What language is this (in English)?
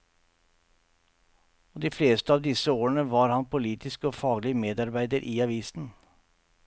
Norwegian